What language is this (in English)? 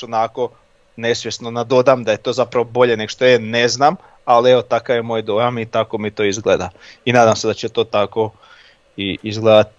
Croatian